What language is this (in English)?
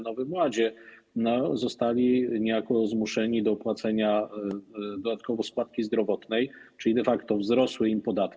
Polish